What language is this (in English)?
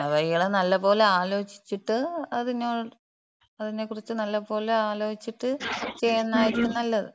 Malayalam